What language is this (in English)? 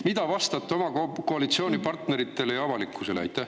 Estonian